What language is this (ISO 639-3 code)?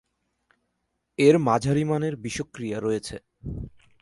ben